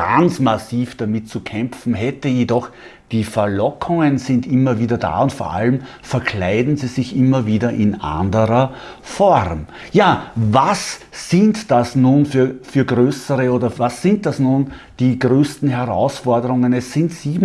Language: German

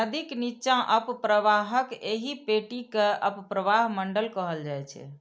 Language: Maithili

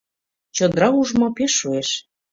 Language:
Mari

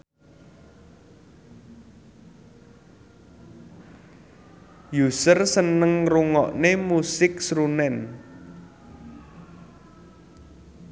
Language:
Javanese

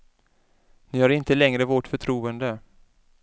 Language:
Swedish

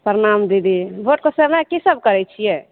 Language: Maithili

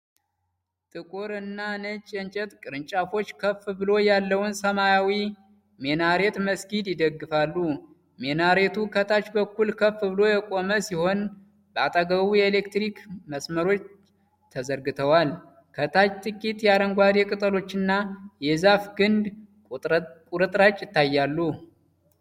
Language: Amharic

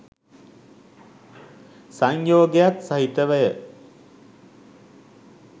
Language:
Sinhala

